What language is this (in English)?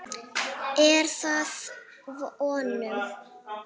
Icelandic